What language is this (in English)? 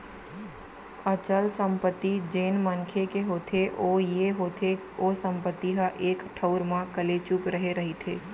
Chhattisgarhi